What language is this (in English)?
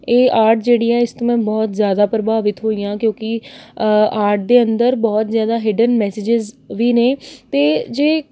Punjabi